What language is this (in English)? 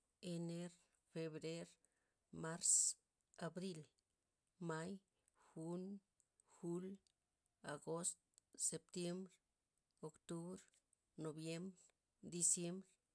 Loxicha Zapotec